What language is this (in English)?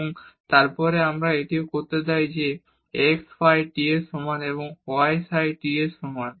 Bangla